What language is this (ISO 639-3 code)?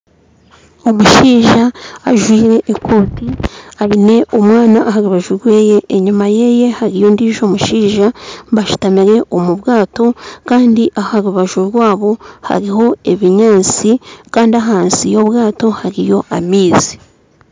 nyn